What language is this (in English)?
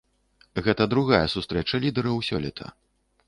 Belarusian